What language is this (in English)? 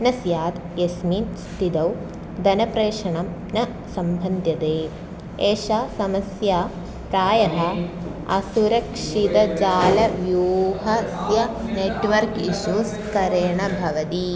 Sanskrit